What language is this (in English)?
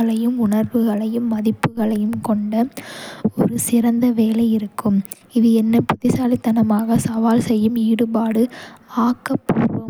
Kota (India)